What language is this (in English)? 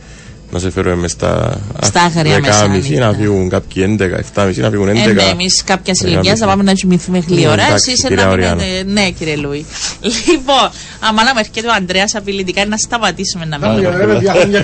Greek